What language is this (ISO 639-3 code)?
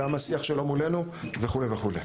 heb